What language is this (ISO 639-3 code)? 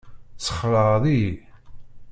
kab